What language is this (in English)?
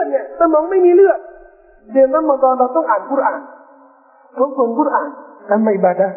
Thai